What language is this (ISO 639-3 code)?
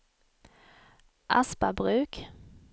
swe